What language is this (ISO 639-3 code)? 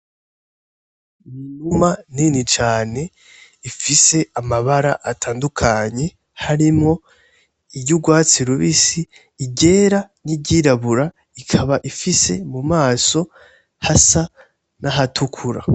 run